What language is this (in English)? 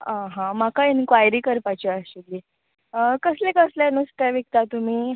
Konkani